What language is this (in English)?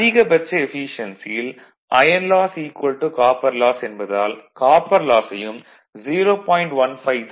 Tamil